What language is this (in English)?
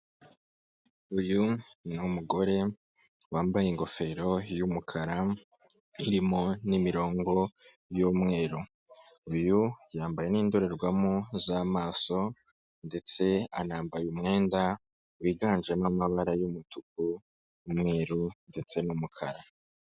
Kinyarwanda